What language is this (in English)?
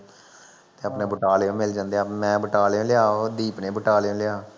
Punjabi